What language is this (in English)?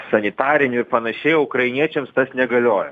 Lithuanian